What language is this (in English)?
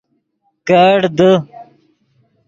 Yidgha